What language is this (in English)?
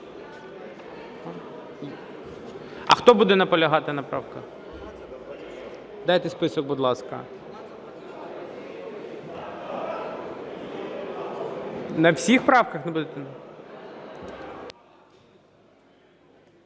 Ukrainian